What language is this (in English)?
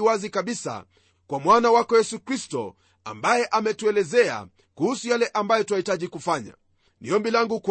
Swahili